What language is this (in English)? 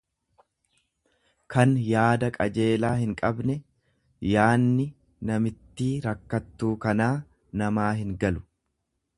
Oromo